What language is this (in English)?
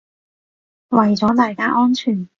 Cantonese